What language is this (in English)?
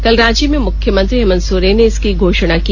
Hindi